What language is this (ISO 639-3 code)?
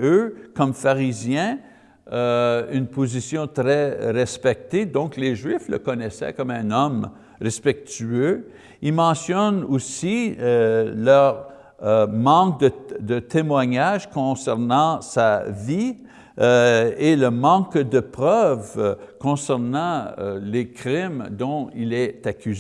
fra